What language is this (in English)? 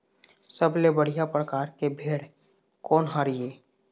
Chhattisgarhi